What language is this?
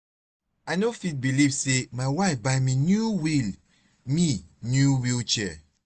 Nigerian Pidgin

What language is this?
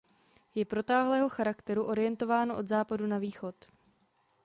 Czech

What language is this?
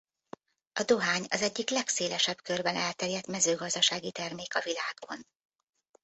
Hungarian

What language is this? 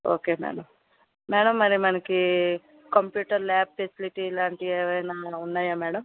Telugu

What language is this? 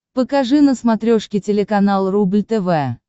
Russian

